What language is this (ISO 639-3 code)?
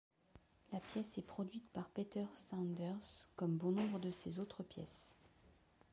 fra